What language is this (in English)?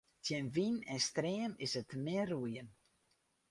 Western Frisian